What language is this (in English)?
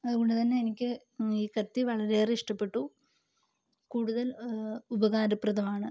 Malayalam